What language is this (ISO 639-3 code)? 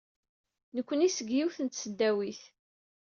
kab